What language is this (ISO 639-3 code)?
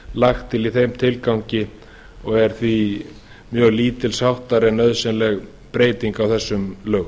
isl